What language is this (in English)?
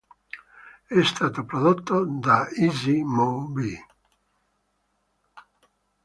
Italian